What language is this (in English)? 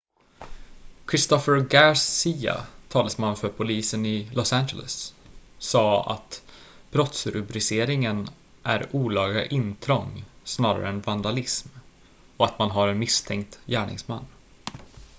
Swedish